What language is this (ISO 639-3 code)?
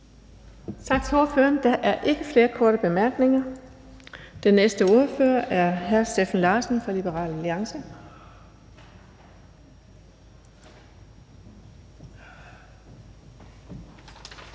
dan